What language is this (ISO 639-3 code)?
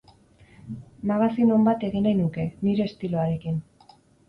eus